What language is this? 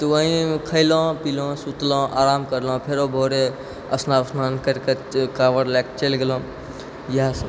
Maithili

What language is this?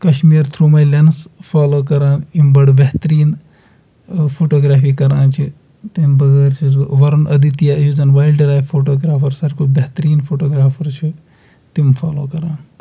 Kashmiri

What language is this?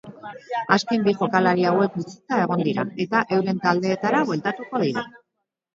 Basque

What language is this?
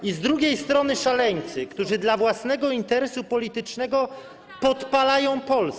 Polish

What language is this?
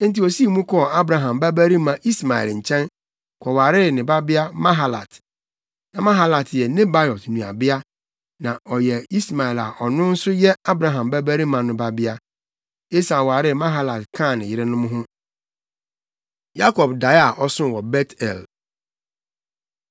Akan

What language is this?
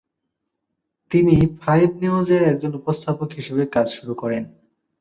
Bangla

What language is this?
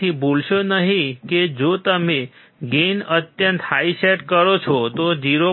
Gujarati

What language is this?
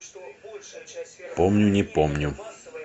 Russian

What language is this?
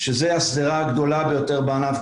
Hebrew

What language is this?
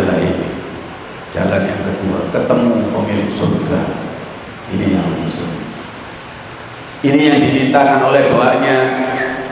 Indonesian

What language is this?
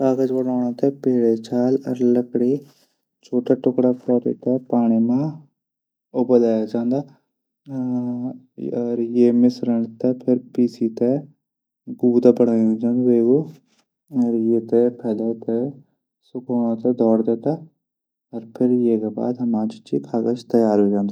Garhwali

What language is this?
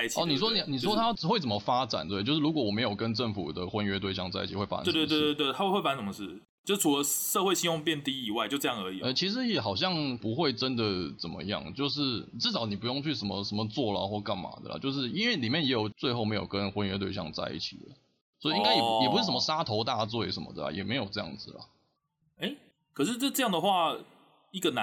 Chinese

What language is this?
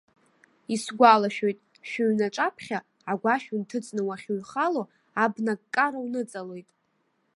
Abkhazian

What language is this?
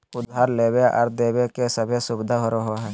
Magahi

